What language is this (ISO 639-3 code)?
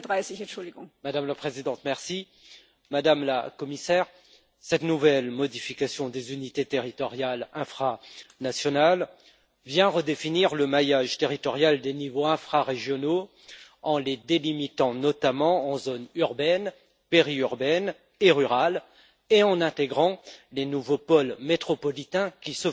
fra